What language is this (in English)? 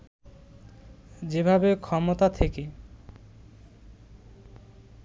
Bangla